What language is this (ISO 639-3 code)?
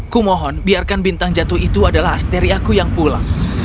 ind